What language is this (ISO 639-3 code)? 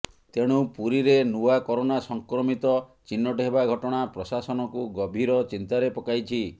ori